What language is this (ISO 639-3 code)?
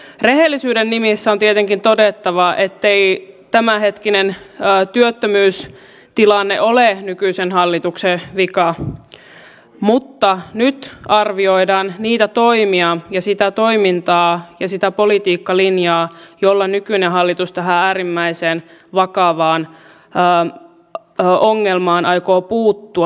fin